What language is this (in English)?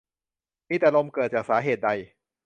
Thai